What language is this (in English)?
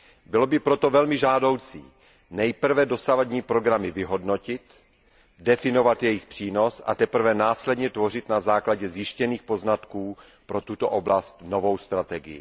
Czech